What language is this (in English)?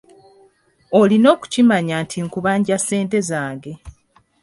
Ganda